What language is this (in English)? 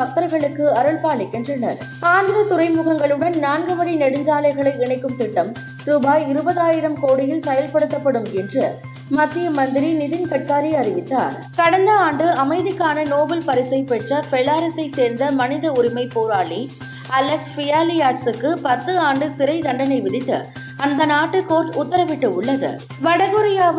Tamil